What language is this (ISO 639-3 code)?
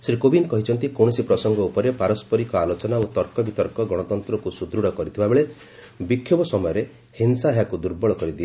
ori